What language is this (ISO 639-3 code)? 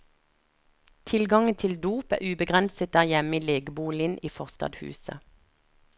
nor